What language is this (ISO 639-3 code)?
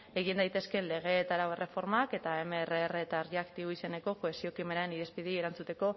eus